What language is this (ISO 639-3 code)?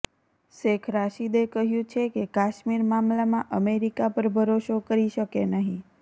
guj